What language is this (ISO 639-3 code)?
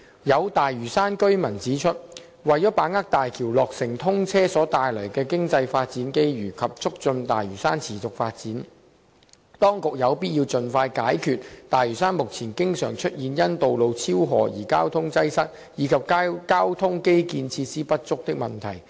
yue